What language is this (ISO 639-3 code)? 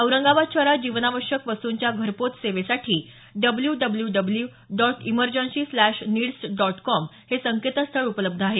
mar